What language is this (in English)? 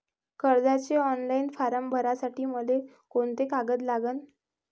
Marathi